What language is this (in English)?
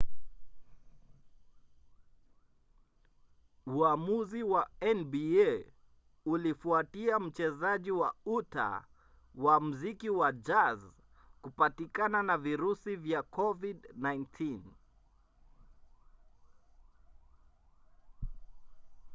Swahili